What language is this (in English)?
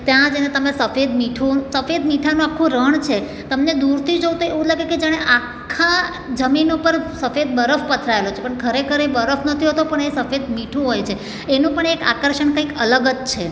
Gujarati